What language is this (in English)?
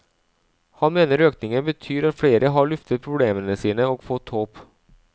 Norwegian